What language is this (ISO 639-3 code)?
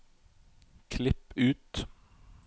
nor